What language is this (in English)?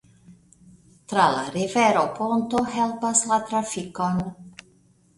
Esperanto